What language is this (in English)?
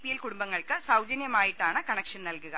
Malayalam